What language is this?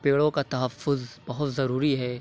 Urdu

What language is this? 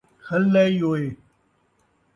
Saraiki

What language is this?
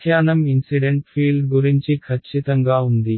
Telugu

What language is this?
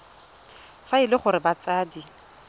Tswana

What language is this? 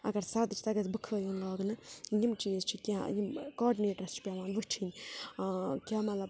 Kashmiri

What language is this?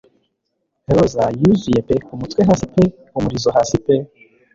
Kinyarwanda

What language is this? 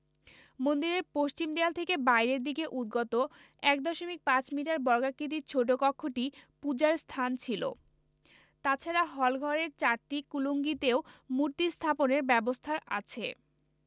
Bangla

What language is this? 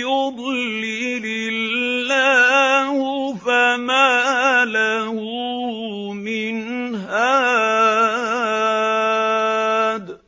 Arabic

